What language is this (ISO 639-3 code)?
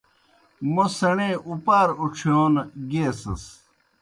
plk